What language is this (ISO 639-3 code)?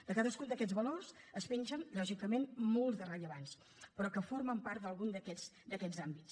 cat